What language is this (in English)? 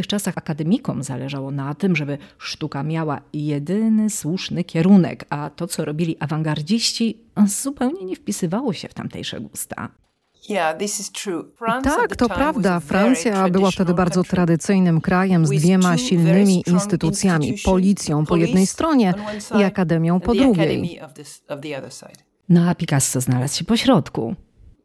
Polish